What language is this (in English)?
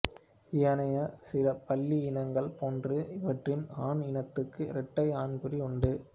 Tamil